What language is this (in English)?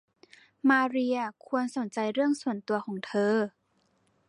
Thai